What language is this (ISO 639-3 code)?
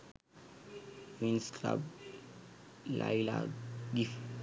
sin